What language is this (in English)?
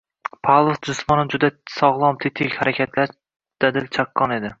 Uzbek